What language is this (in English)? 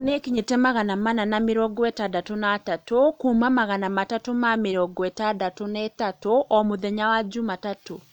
Kikuyu